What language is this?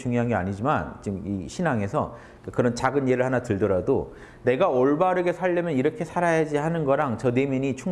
Korean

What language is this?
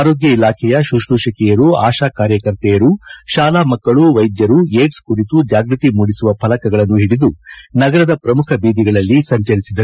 Kannada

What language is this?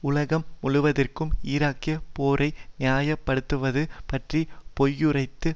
Tamil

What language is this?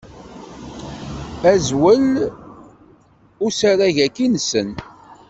Kabyle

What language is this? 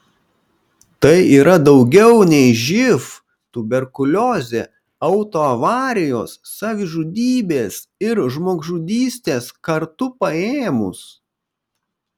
Lithuanian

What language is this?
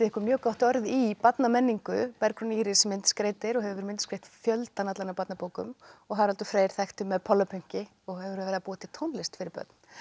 Icelandic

